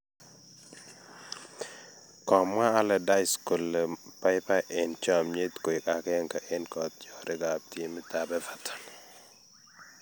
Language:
Kalenjin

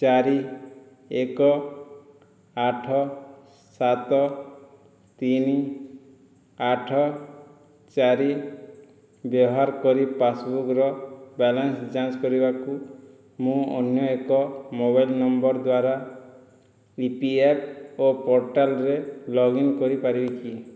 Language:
Odia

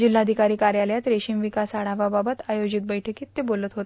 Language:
Marathi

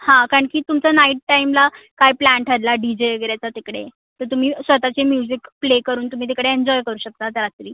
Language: Marathi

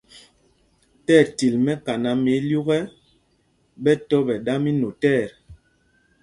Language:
Mpumpong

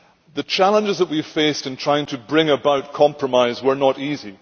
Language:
English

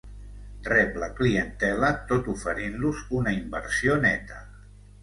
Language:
Catalan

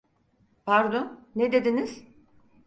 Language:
Turkish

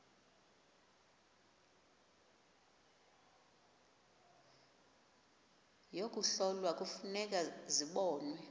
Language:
Xhosa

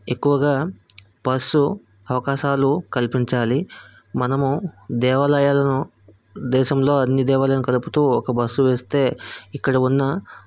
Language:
Telugu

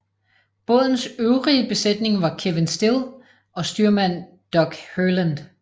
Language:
Danish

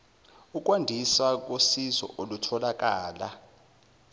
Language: Zulu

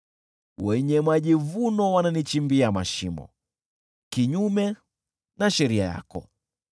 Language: Swahili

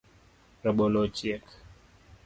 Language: Luo (Kenya and Tanzania)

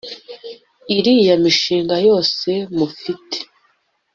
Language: Kinyarwanda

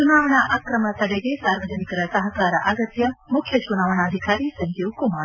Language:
Kannada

